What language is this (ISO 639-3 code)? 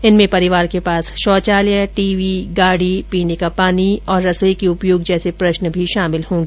hin